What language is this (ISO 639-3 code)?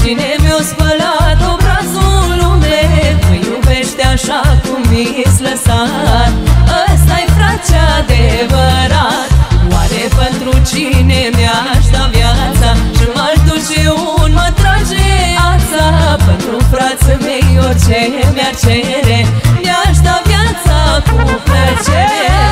ron